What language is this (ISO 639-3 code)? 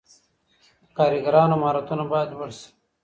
pus